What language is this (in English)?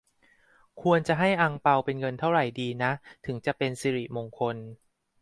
Thai